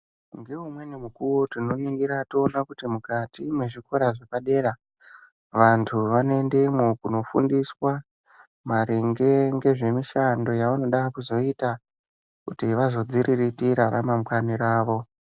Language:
Ndau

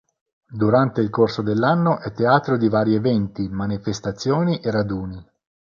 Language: Italian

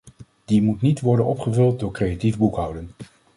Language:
Dutch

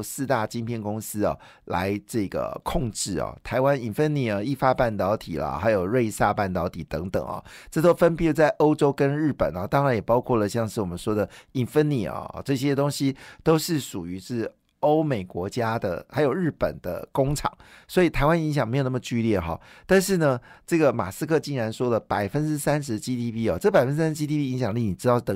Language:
Chinese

